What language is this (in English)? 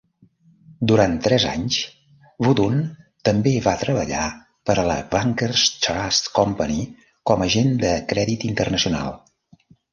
Catalan